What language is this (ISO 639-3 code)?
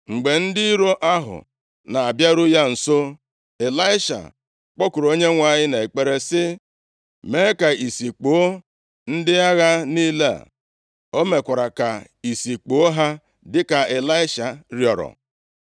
ibo